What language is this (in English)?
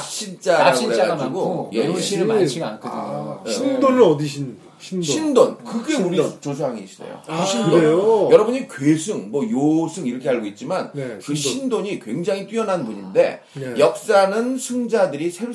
Korean